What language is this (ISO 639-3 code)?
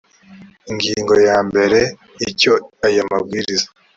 kin